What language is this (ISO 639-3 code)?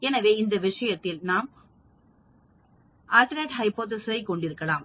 tam